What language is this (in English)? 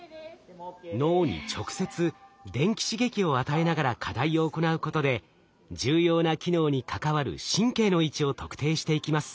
Japanese